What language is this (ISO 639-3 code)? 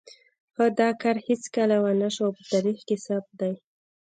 pus